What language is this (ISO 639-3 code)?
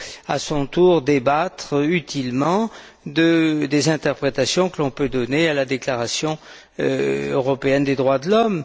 fra